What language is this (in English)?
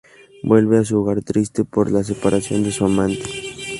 Spanish